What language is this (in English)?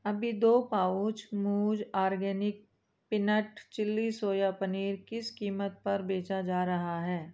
Hindi